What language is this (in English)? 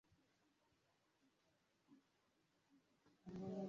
Swahili